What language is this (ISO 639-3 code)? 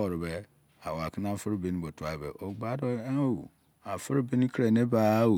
ijc